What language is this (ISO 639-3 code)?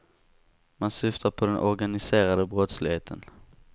swe